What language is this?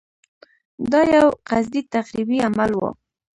Pashto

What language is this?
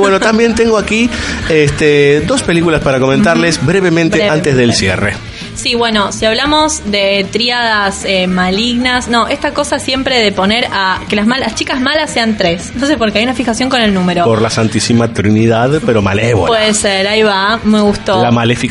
Spanish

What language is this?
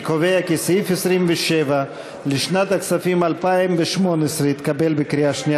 Hebrew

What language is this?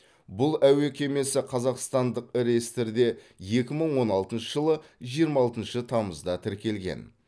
Kazakh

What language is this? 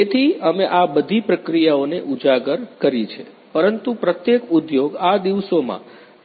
Gujarati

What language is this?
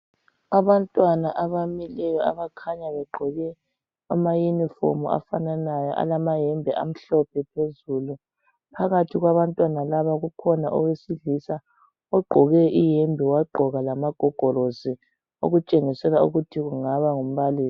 North Ndebele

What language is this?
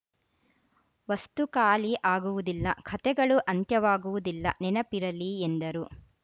Kannada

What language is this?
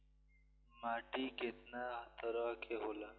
Bhojpuri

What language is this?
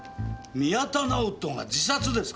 Japanese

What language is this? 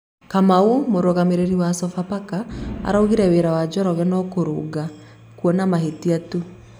Kikuyu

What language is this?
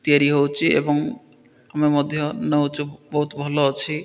Odia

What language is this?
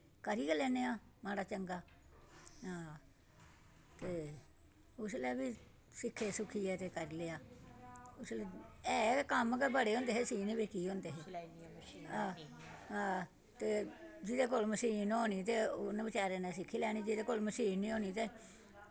Dogri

